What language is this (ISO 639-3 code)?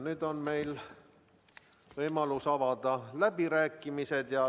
est